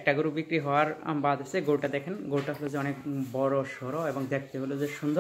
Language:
Romanian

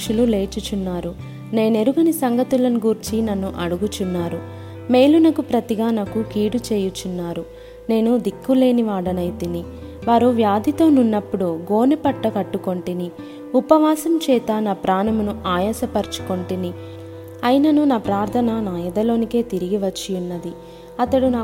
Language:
Telugu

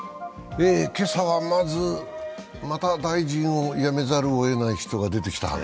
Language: Japanese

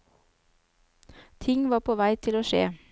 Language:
Norwegian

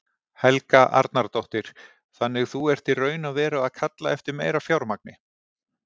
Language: Icelandic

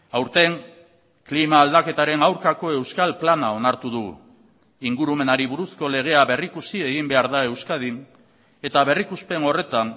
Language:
Basque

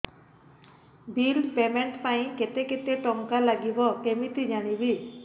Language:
Odia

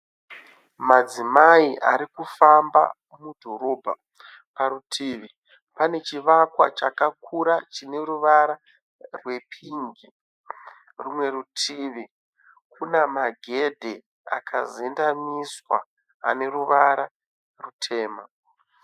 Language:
Shona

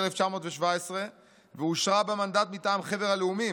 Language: Hebrew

